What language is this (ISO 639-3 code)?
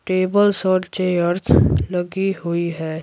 hin